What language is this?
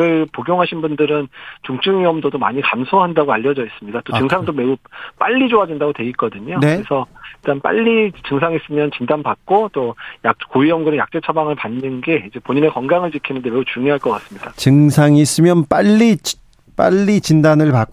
Korean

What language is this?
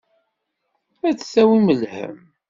Kabyle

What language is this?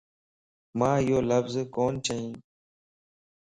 Lasi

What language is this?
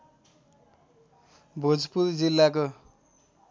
Nepali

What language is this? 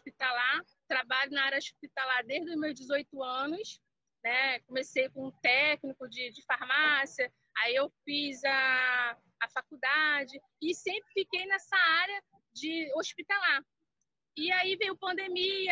Portuguese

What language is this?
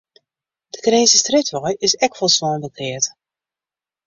Western Frisian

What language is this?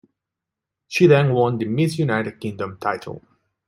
English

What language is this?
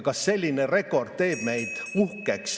Estonian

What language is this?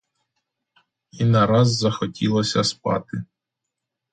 Ukrainian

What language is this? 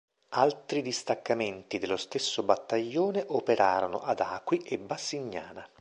Italian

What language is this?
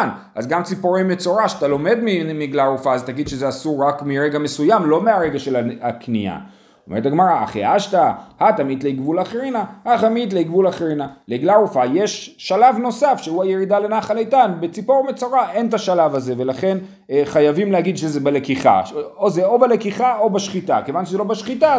Hebrew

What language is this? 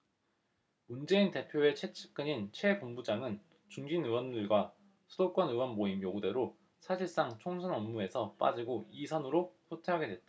Korean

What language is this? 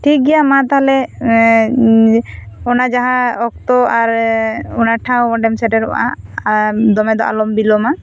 Santali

